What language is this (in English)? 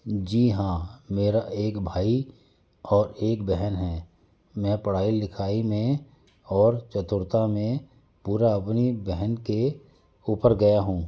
Hindi